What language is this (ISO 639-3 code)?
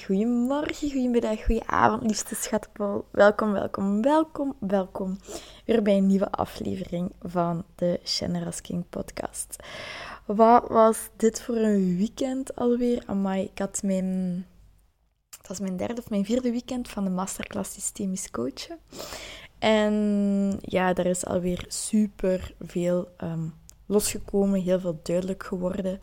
nld